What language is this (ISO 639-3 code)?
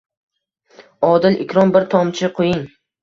uzb